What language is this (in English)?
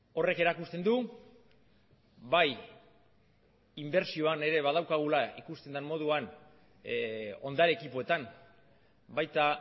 Basque